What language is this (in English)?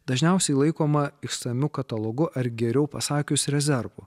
Lithuanian